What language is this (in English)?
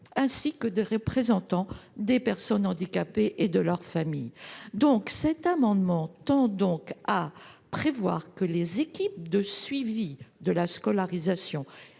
French